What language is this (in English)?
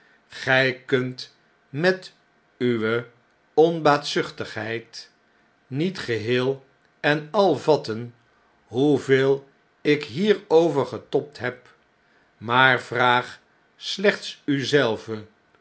Dutch